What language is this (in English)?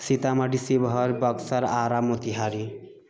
Maithili